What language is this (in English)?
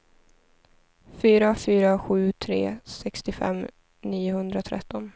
Swedish